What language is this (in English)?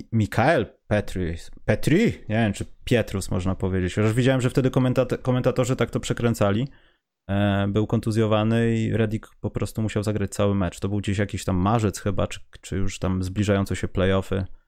Polish